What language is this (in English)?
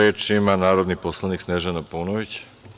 Serbian